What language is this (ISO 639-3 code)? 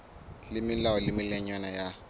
sot